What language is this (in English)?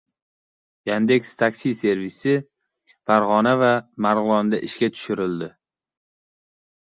Uzbek